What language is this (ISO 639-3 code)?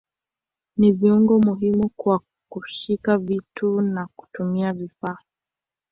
swa